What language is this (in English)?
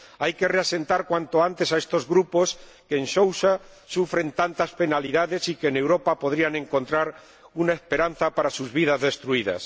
Spanish